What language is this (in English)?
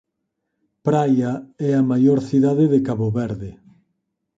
Galician